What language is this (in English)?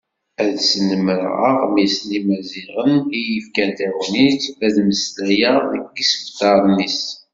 Kabyle